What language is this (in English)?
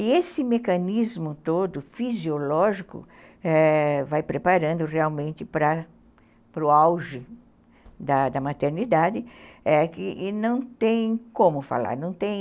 Portuguese